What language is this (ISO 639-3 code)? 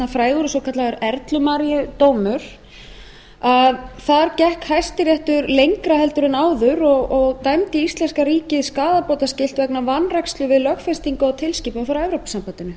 isl